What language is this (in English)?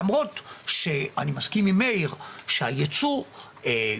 Hebrew